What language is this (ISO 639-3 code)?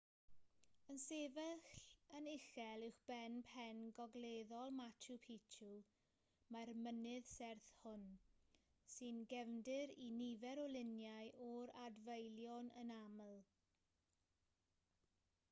cym